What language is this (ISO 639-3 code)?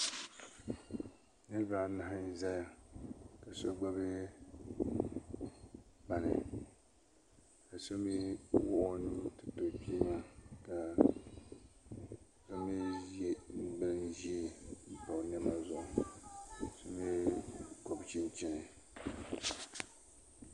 dag